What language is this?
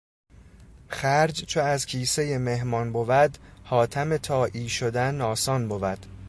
Persian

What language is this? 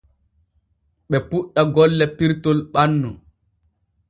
Borgu Fulfulde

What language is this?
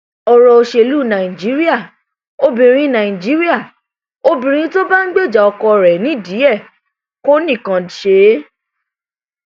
Yoruba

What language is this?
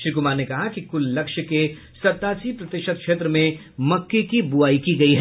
Hindi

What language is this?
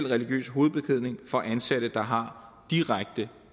Danish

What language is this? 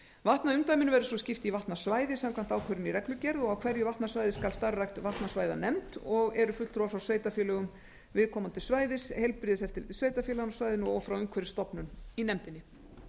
Icelandic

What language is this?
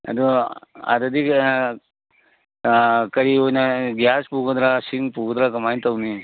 Manipuri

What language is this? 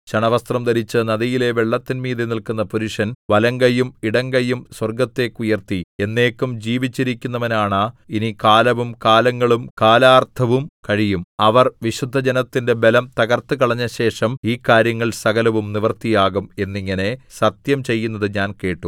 Malayalam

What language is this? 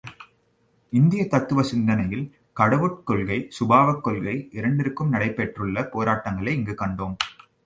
Tamil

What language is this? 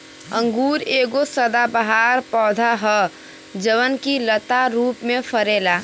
Bhojpuri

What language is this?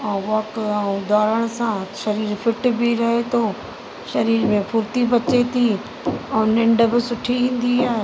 Sindhi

